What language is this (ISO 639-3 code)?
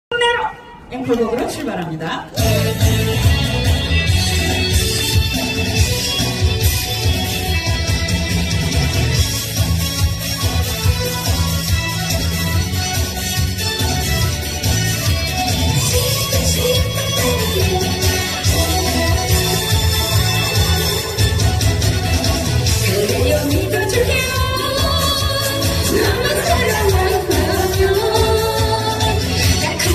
kor